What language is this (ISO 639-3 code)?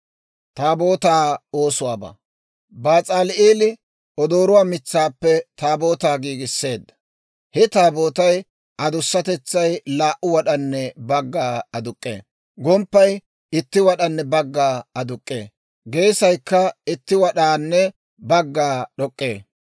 dwr